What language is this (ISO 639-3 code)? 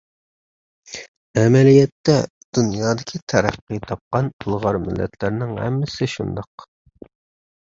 uig